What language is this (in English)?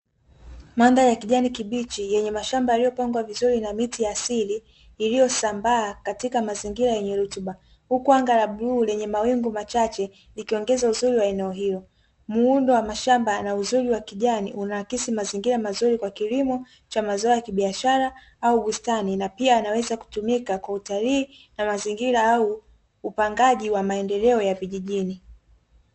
Swahili